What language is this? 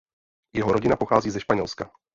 Czech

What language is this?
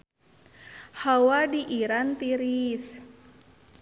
Sundanese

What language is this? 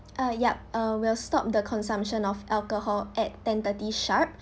English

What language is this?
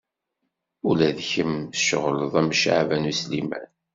Kabyle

